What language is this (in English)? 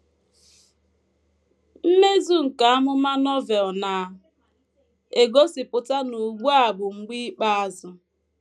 Igbo